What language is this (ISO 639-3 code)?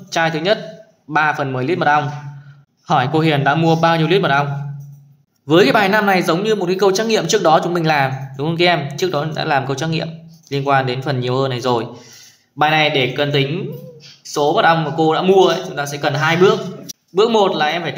vie